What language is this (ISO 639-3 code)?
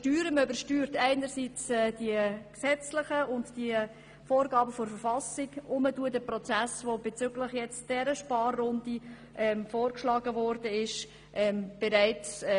gsw